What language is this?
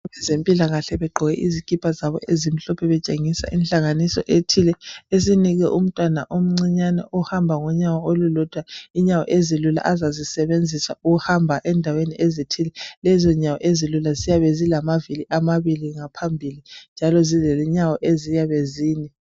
North Ndebele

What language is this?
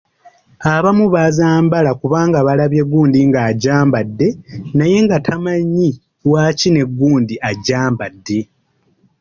Ganda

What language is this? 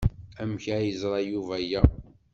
Kabyle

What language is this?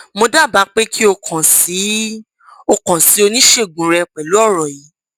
Yoruba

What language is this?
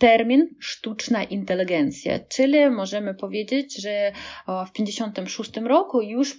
Polish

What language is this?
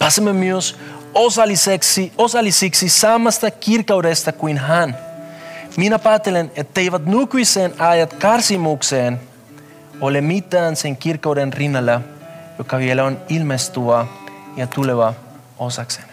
Finnish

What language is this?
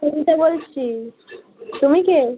Bangla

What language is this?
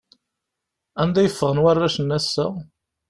Kabyle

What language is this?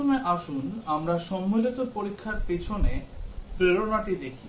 Bangla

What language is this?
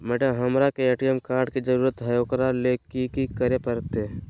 Magahi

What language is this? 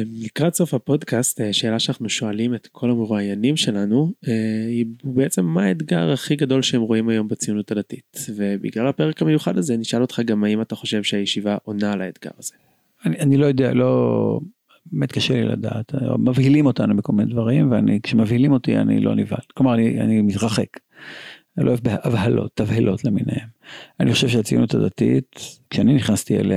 Hebrew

